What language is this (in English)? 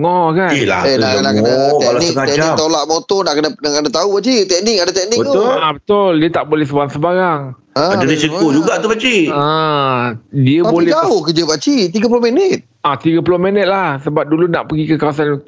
Malay